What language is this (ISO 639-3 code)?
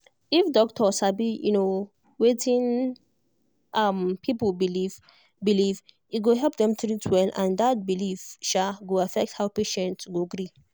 pcm